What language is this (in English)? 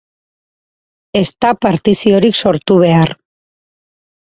Basque